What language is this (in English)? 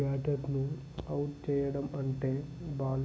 Telugu